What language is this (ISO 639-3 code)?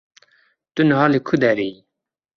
kur